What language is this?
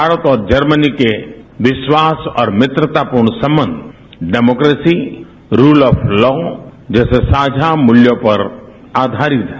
Hindi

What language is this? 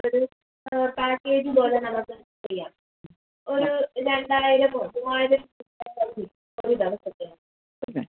Malayalam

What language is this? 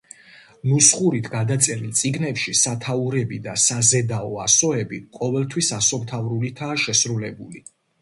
Georgian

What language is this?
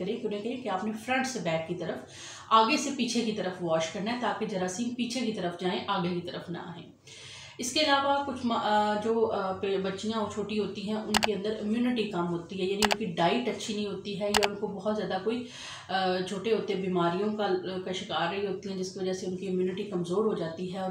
Italian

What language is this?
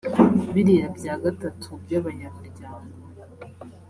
Kinyarwanda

